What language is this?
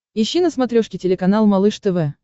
Russian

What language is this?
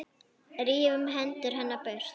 Icelandic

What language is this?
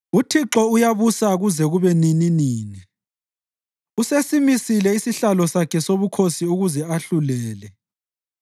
North Ndebele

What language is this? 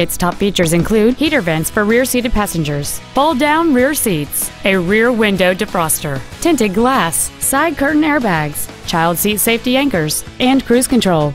English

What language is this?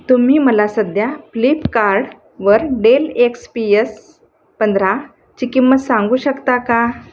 Marathi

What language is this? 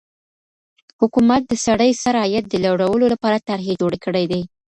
Pashto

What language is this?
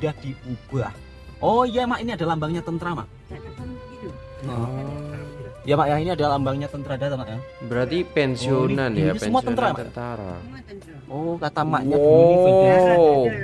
Indonesian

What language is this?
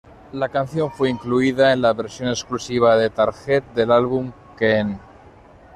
Spanish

